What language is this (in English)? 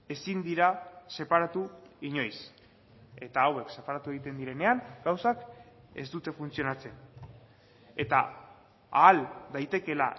Basque